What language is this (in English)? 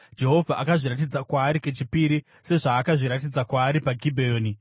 Shona